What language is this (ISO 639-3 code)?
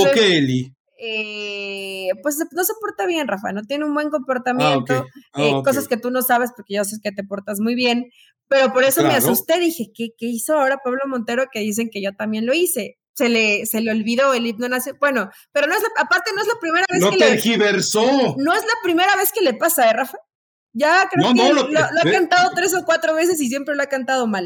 spa